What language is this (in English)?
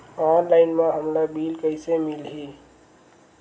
Chhattisgarhi